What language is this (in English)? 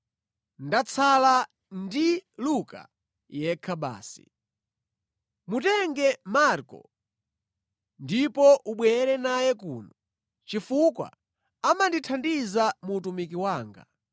Nyanja